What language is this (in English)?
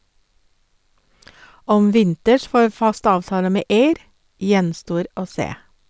Norwegian